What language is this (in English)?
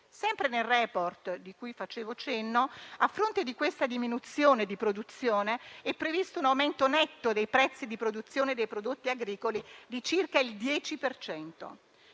Italian